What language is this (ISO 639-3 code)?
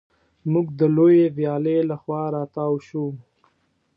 pus